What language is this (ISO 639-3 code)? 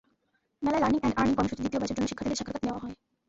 ben